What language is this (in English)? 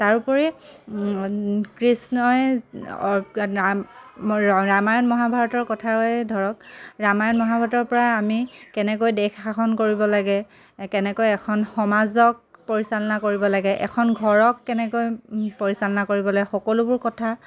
Assamese